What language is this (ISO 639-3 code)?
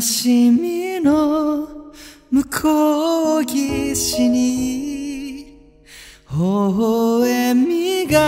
kor